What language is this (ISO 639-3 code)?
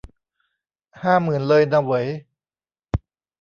tha